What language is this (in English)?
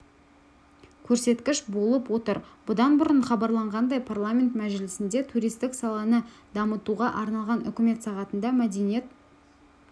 Kazakh